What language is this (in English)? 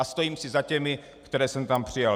Czech